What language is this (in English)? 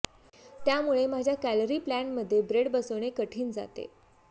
Marathi